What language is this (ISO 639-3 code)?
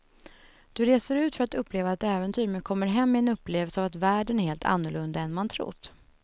swe